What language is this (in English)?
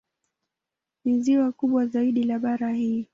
Swahili